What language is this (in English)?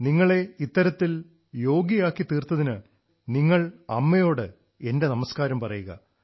Malayalam